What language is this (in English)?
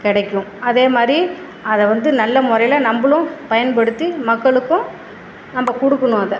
Tamil